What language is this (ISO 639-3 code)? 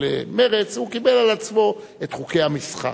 heb